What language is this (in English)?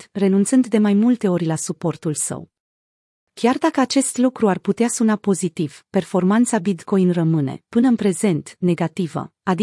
Romanian